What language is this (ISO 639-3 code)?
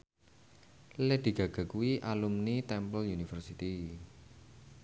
jav